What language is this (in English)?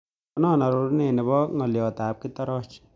Kalenjin